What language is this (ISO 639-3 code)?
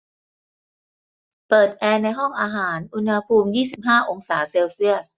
tha